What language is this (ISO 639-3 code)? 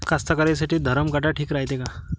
mar